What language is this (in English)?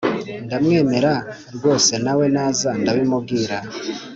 Kinyarwanda